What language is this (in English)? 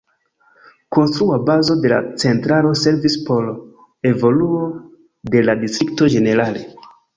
Esperanto